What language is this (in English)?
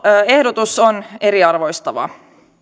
Finnish